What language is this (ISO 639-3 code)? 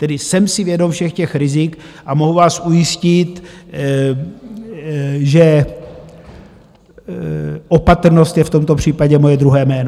ces